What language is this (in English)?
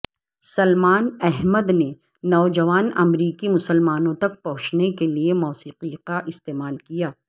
Urdu